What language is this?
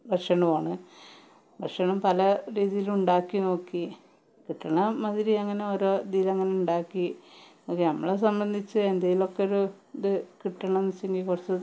Malayalam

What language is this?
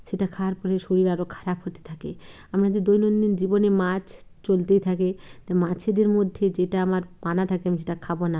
Bangla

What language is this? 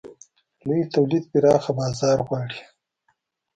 Pashto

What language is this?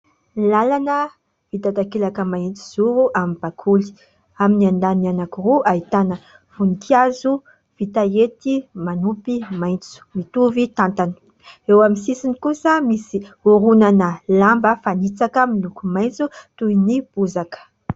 Malagasy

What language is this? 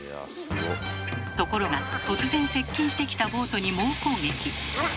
Japanese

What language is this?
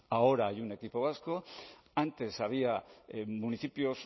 Spanish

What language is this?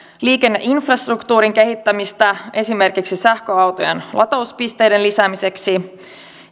Finnish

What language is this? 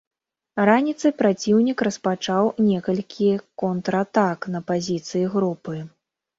Belarusian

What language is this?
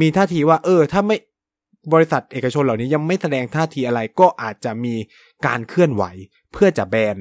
Thai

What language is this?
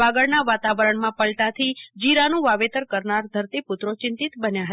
Gujarati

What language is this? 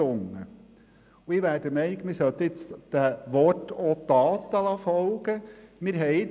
Swiss German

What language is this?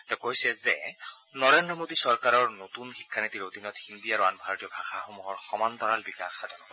Assamese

